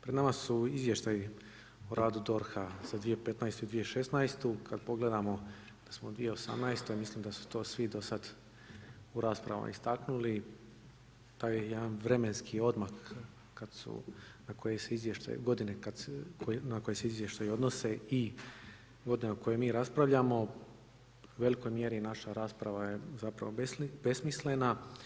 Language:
Croatian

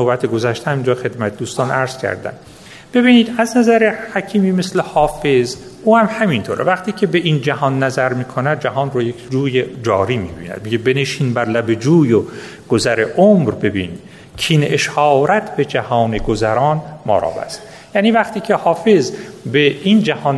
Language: Persian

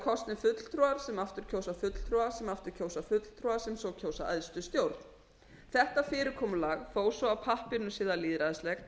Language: Icelandic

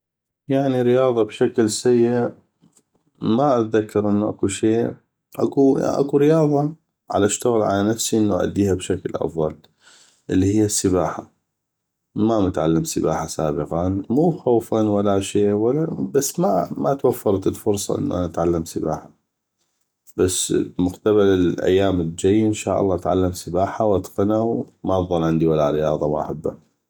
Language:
North Mesopotamian Arabic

